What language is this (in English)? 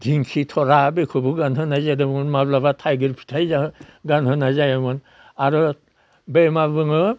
Bodo